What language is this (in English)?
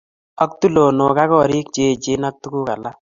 Kalenjin